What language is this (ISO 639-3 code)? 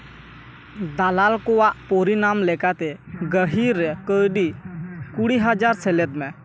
sat